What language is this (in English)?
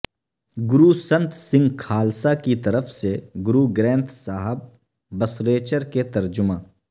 Urdu